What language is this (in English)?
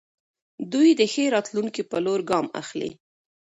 Pashto